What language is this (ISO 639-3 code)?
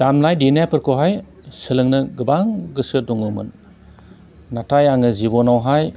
brx